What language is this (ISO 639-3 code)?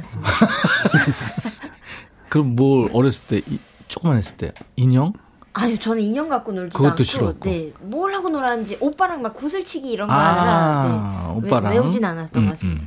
kor